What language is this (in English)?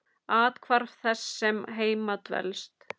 Icelandic